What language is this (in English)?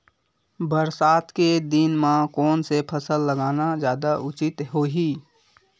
Chhattisgarhi